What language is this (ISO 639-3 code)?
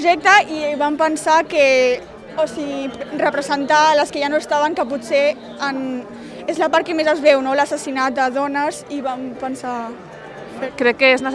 cat